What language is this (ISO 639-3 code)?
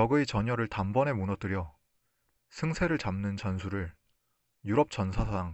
kor